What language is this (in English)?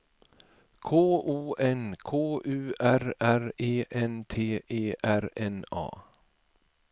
Swedish